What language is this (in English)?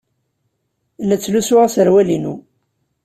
Kabyle